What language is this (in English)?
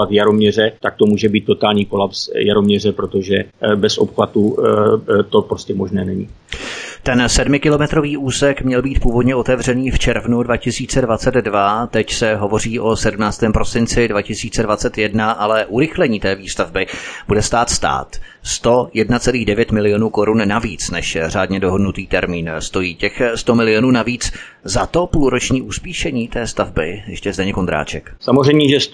Czech